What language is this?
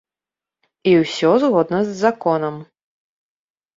Belarusian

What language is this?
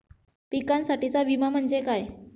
Marathi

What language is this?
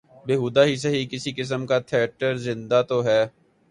Urdu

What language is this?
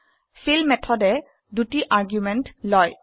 Assamese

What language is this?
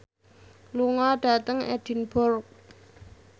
Javanese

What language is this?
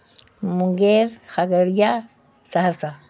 Urdu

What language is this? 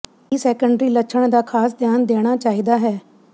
Punjabi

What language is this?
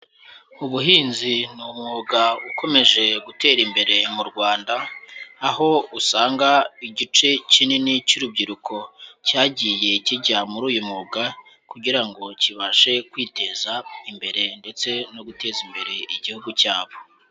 Kinyarwanda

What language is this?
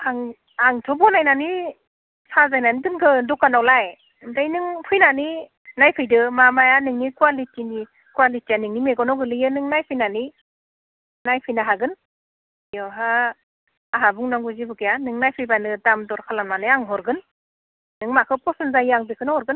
Bodo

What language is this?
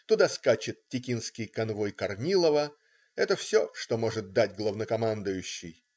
Russian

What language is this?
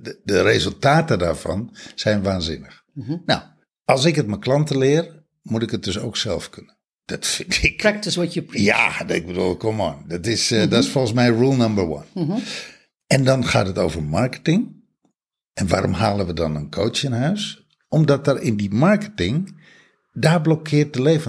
Dutch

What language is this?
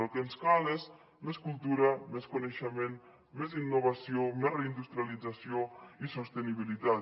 Catalan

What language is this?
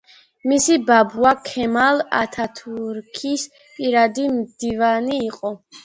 Georgian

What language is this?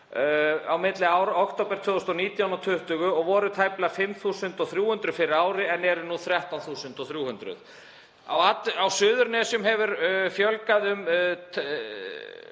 Icelandic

